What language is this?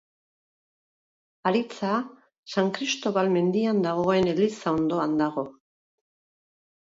Basque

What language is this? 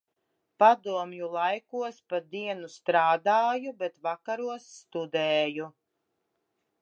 Latvian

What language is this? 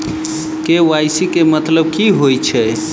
Maithili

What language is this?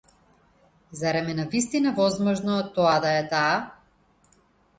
Macedonian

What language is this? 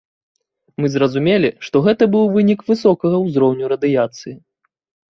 Belarusian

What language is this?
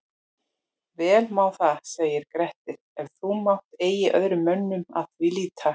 Icelandic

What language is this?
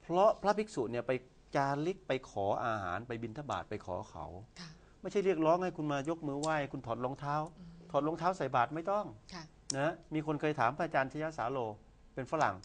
Thai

